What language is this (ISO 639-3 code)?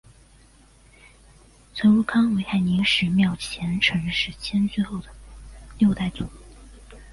zho